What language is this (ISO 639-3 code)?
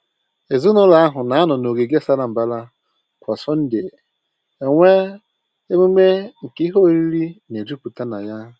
ibo